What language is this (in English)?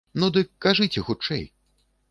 Belarusian